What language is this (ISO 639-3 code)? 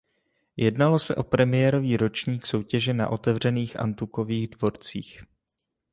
ces